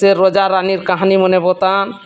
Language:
Odia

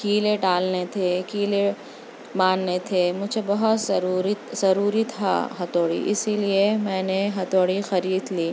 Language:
Urdu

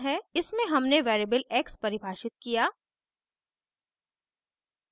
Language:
Hindi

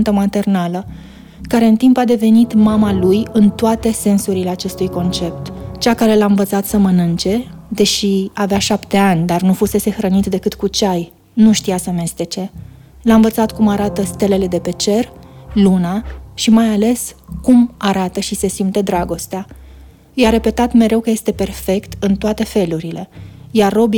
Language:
Romanian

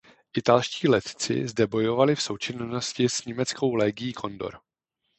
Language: Czech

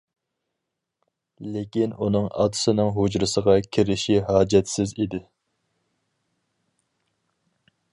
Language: Uyghur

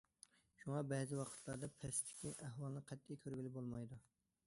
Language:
Uyghur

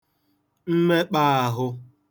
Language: Igbo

